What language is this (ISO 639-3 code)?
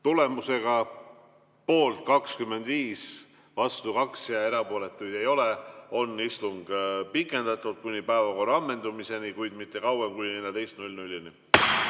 est